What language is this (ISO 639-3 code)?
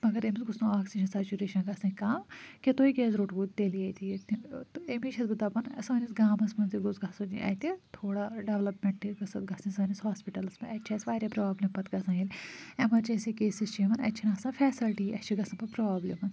kas